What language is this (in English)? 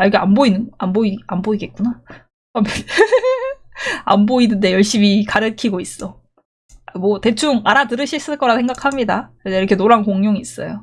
Korean